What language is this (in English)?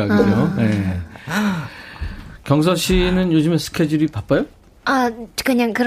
Korean